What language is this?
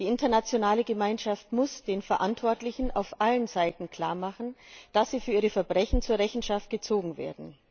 German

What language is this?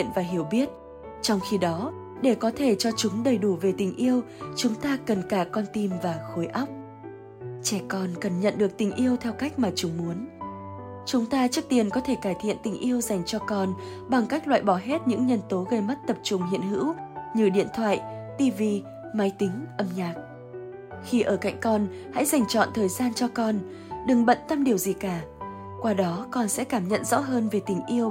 Vietnamese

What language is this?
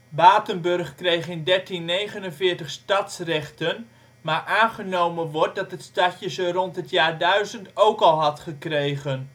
Dutch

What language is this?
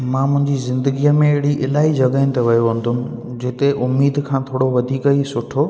Sindhi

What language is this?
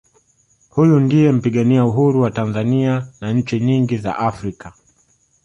Swahili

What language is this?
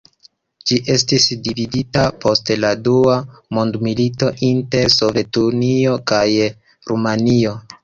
Esperanto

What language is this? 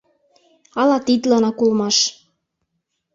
Mari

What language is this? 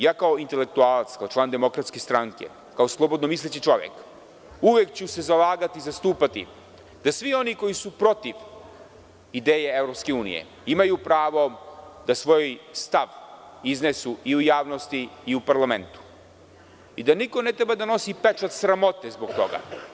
Serbian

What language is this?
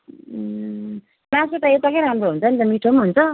Nepali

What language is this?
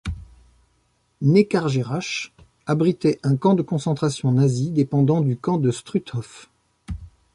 French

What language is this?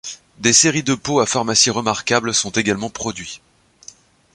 French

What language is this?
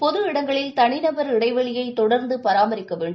Tamil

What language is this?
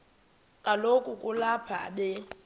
Xhosa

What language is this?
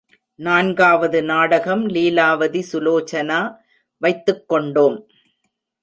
Tamil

